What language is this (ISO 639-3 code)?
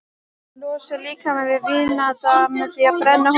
isl